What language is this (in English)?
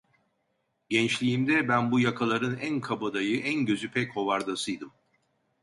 Turkish